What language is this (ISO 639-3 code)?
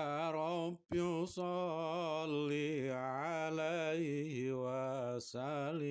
ind